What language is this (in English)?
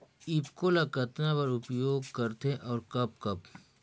Chhattisgarhi